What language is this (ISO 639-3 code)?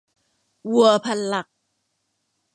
tha